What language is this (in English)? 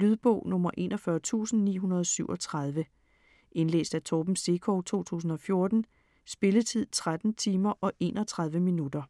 Danish